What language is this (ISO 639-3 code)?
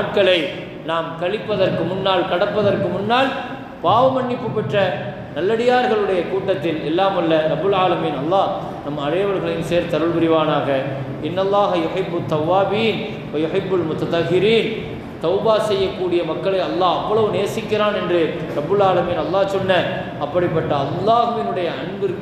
tam